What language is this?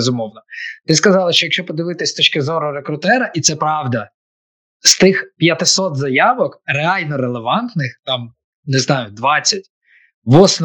Ukrainian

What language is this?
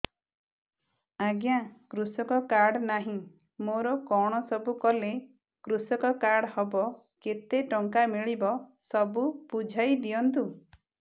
Odia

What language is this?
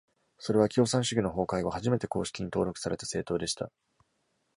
Japanese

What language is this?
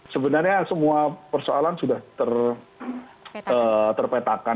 Indonesian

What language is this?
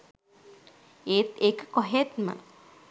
Sinhala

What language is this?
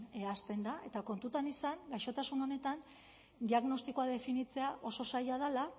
Basque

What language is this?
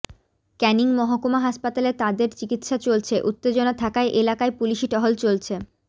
Bangla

